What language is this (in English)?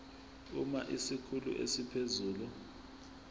Zulu